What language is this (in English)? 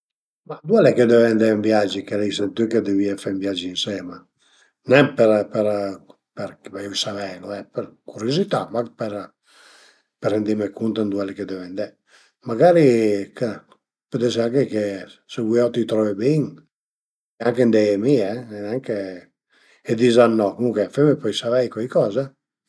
Piedmontese